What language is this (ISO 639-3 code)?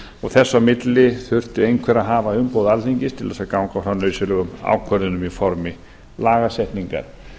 isl